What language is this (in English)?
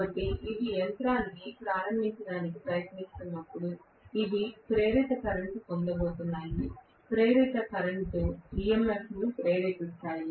Telugu